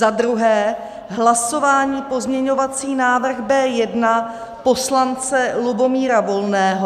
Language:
Czech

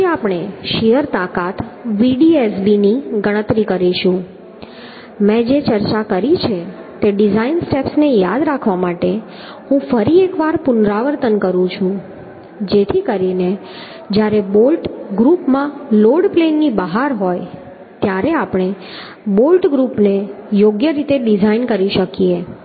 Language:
Gujarati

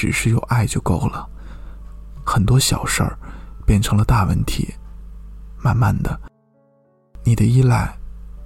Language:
Chinese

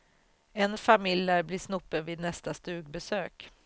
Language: Swedish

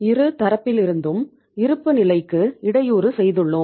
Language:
Tamil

